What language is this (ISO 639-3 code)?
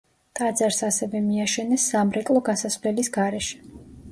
kat